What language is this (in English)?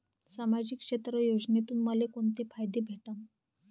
Marathi